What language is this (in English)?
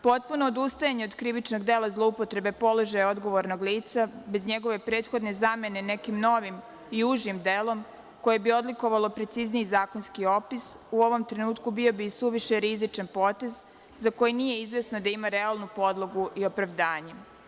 Serbian